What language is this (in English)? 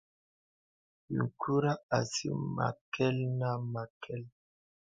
Bebele